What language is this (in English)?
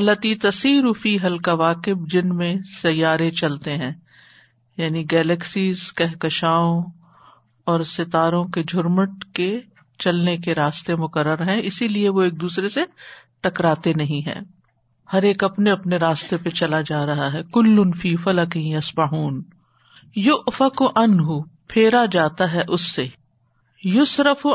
Urdu